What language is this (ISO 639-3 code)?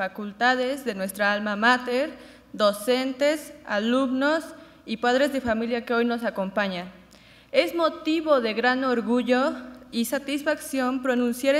spa